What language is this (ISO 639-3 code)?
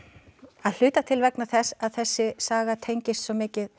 isl